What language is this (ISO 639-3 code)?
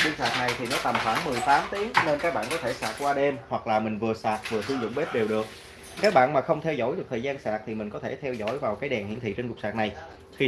vie